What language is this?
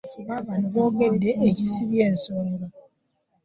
Ganda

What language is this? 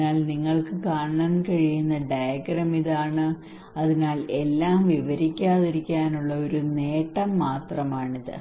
Malayalam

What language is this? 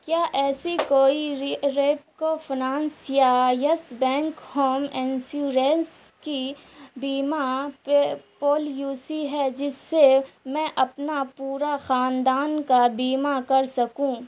Urdu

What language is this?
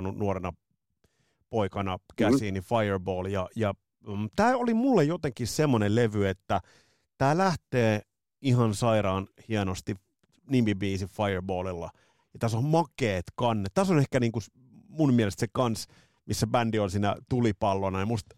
Finnish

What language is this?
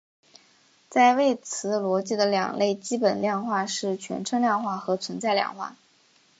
Chinese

